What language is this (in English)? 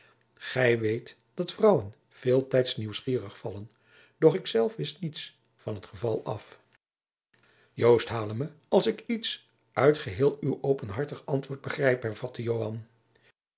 Dutch